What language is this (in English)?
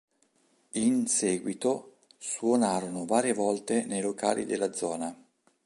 Italian